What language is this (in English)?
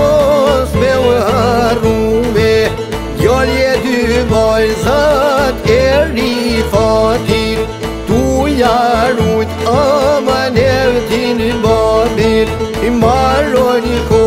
Romanian